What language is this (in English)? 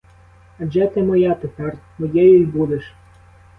Ukrainian